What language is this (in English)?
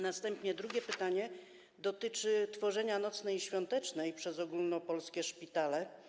Polish